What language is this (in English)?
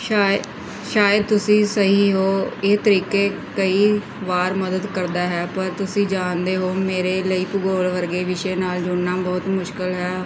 Punjabi